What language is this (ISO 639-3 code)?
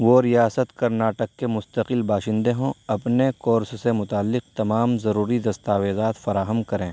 urd